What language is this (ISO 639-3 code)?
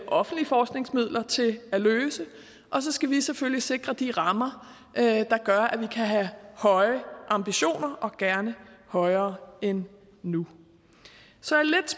dan